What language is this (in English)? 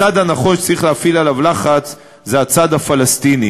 Hebrew